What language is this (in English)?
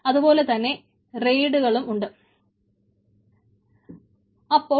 Malayalam